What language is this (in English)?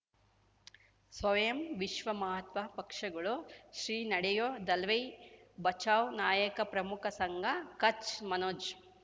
Kannada